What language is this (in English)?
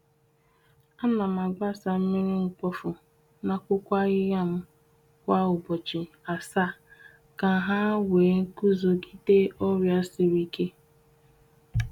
Igbo